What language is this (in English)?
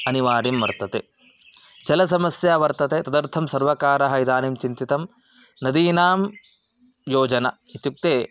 Sanskrit